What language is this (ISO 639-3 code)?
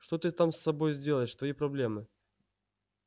rus